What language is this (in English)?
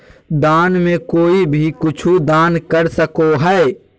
Magahi